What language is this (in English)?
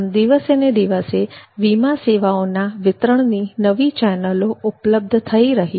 Gujarati